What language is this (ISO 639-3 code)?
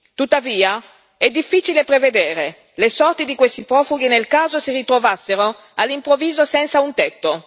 ita